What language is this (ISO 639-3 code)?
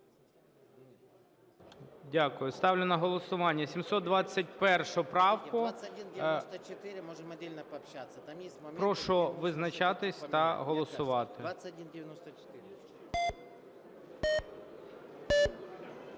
ukr